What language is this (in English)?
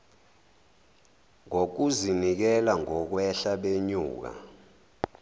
Zulu